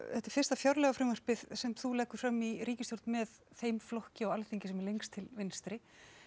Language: Icelandic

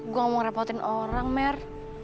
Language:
Indonesian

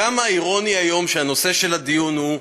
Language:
Hebrew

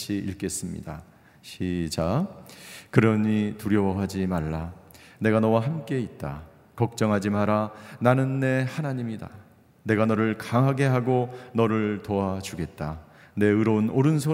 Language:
Korean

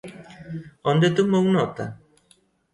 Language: Galician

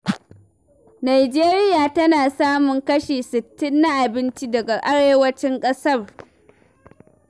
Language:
Hausa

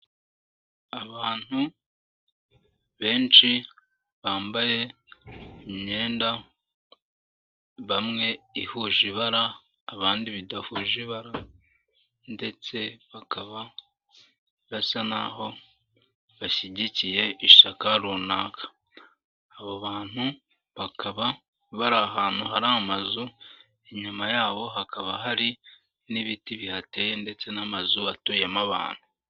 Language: Kinyarwanda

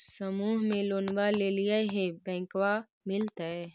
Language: Magahi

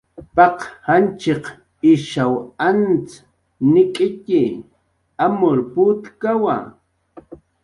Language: Jaqaru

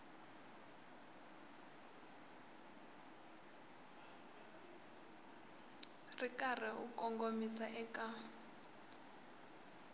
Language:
Tsonga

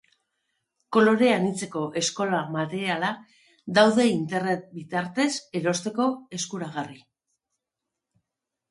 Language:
Basque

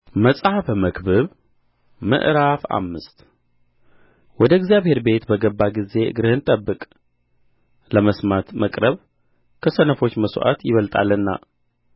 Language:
Amharic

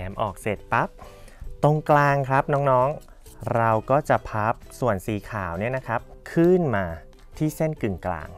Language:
Thai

